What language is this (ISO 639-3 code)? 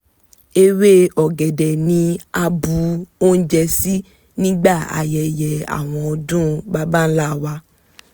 yor